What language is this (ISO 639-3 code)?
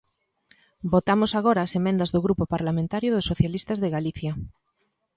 glg